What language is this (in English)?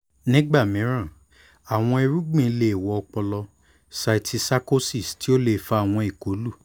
Yoruba